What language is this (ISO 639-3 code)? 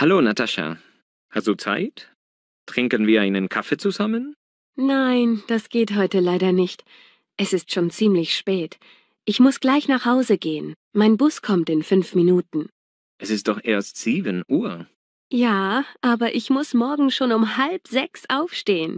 deu